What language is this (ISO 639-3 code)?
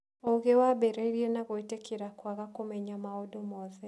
kik